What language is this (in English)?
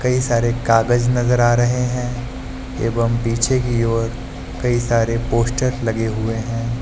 Hindi